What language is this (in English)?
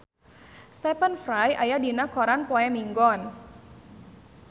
Sundanese